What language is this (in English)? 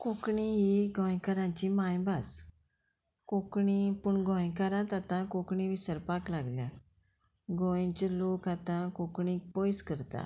Konkani